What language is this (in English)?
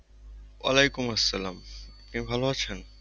Bangla